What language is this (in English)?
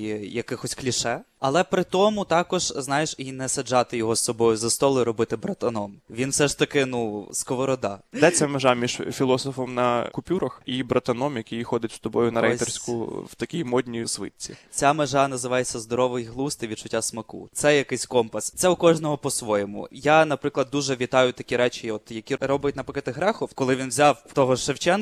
Ukrainian